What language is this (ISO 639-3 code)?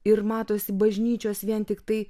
lit